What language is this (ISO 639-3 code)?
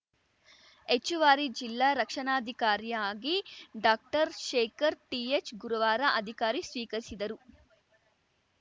kan